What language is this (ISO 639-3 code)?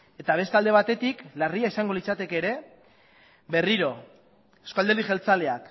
eus